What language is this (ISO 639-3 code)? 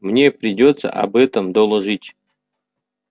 rus